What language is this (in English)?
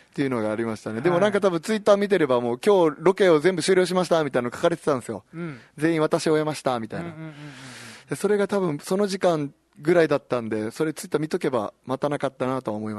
Japanese